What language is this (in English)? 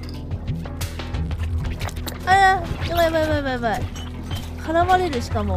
Japanese